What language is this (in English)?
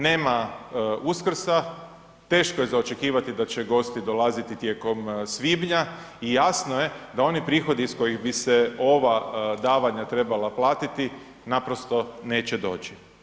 Croatian